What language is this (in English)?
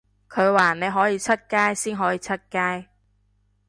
Cantonese